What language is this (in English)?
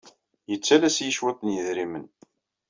Kabyle